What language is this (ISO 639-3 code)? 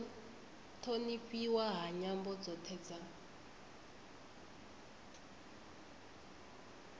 ven